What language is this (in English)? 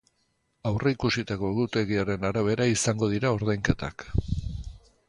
Basque